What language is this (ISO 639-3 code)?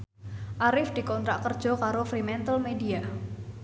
jav